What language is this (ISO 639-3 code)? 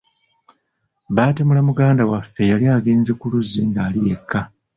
lug